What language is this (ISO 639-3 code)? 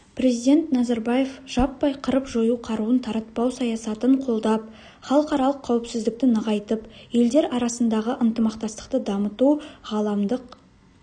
kaz